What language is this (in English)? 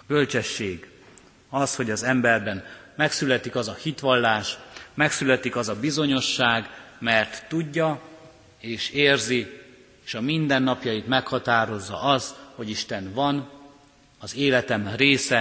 Hungarian